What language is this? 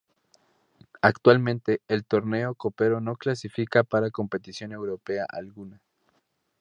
Spanish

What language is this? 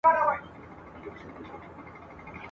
Pashto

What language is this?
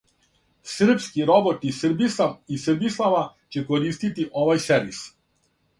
Serbian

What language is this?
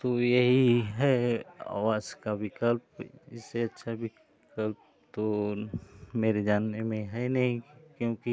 Hindi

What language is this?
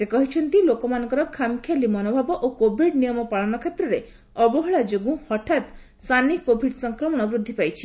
Odia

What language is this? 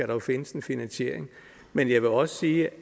Danish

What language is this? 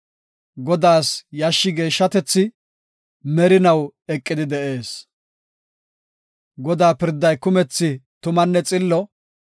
Gofa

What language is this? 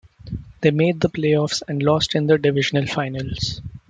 English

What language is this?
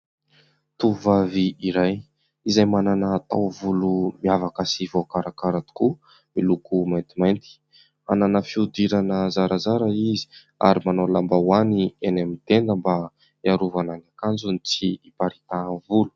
Malagasy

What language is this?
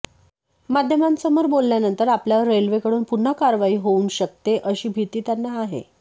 Marathi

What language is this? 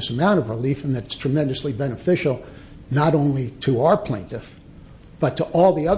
English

